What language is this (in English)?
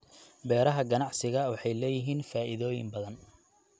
Somali